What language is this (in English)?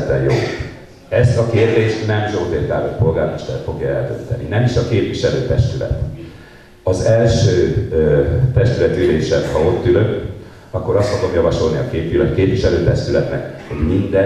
Hungarian